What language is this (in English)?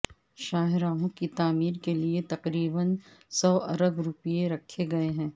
Urdu